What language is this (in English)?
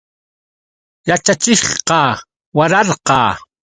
Yauyos Quechua